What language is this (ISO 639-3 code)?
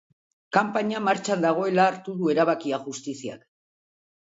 eus